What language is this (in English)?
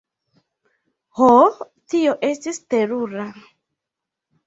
Esperanto